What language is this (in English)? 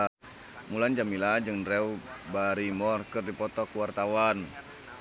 Sundanese